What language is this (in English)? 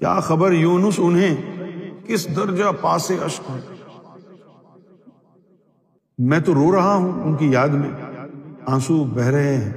Urdu